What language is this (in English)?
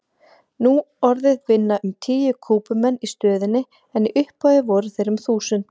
Icelandic